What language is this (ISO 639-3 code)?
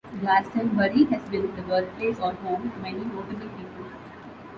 eng